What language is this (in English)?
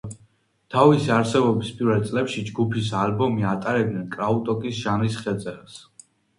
Georgian